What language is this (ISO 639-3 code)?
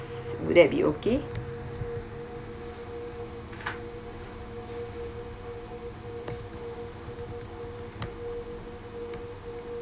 eng